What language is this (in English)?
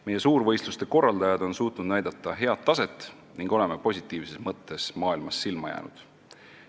Estonian